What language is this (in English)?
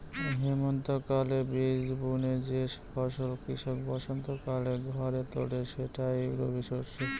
Bangla